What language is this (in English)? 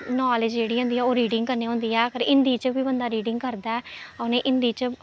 Dogri